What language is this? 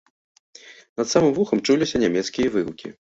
Belarusian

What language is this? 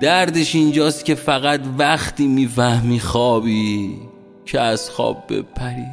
Persian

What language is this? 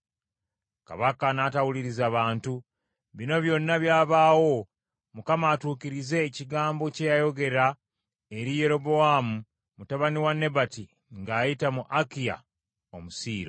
Ganda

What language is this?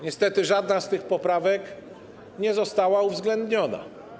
Polish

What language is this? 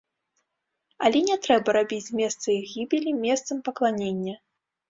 Belarusian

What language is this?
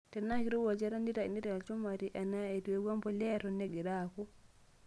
Masai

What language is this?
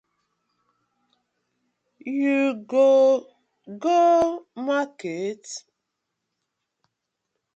Nigerian Pidgin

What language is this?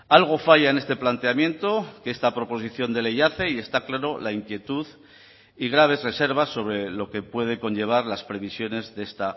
Spanish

